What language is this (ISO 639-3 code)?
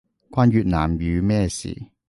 yue